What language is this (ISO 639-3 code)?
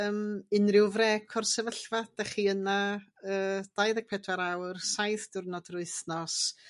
cym